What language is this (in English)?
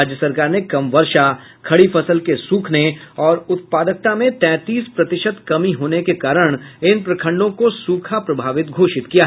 Hindi